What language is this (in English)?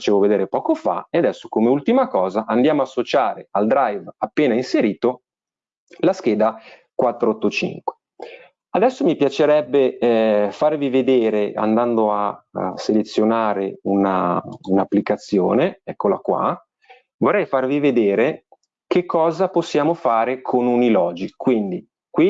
Italian